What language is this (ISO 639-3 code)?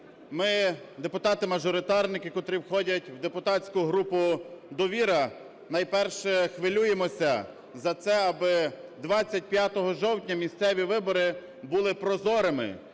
ukr